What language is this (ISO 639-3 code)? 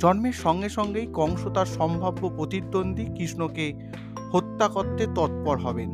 ben